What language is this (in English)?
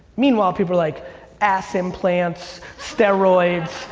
English